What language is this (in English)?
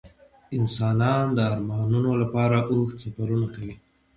Pashto